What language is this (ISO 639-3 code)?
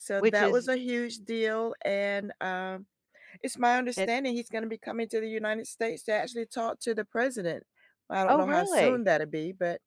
eng